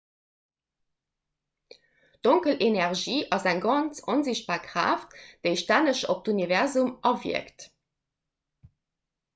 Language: Luxembourgish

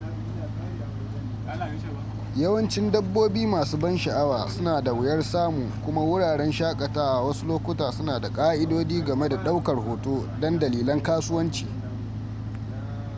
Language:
Hausa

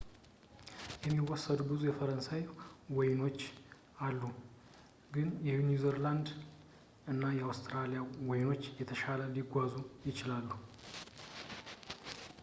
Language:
Amharic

